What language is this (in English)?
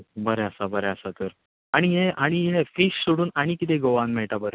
Konkani